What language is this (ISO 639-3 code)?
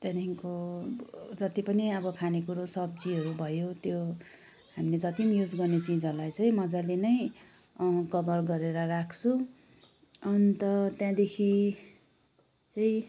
nep